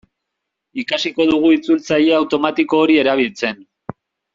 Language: Basque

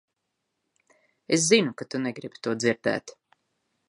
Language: Latvian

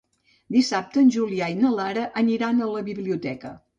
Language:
Catalan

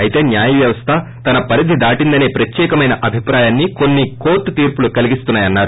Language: Telugu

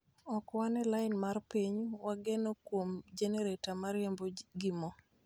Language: Luo (Kenya and Tanzania)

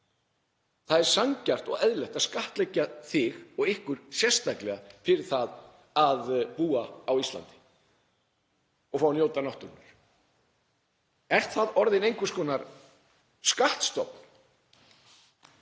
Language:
Icelandic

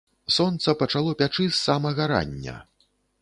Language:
Belarusian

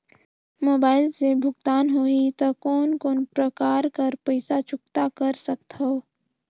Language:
Chhattisgarhi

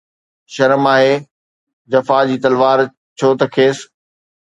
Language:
Sindhi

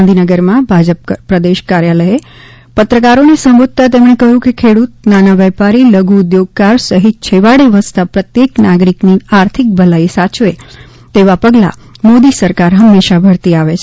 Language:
Gujarati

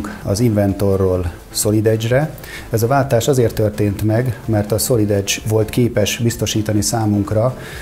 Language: Hungarian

